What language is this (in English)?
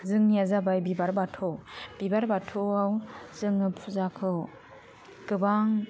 Bodo